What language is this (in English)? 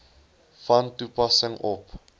Afrikaans